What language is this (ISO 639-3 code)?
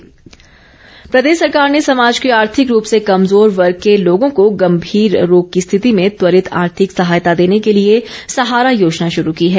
hin